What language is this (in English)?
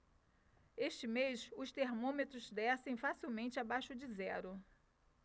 Portuguese